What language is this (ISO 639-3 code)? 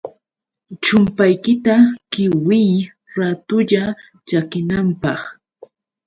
qux